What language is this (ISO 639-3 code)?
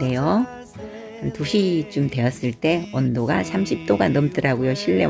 kor